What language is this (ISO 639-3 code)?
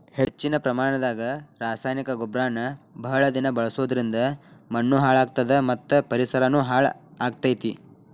kan